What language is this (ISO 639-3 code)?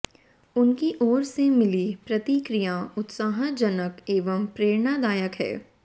hin